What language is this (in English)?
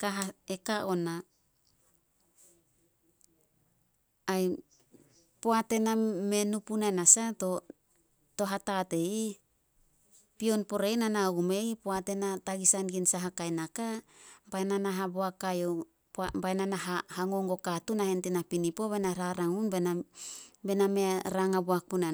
Solos